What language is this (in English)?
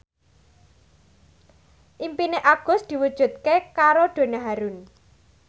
Javanese